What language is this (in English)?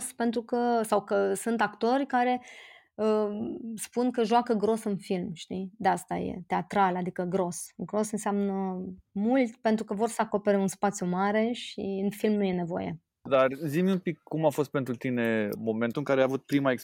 Romanian